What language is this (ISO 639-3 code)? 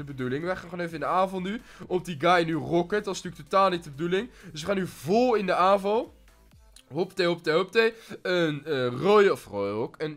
nld